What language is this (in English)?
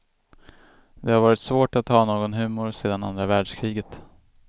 Swedish